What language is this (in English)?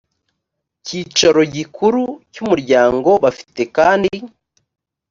Kinyarwanda